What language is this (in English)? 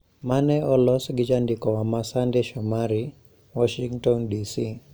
Luo (Kenya and Tanzania)